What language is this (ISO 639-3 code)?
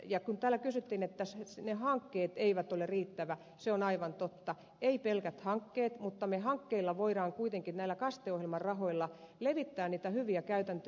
fin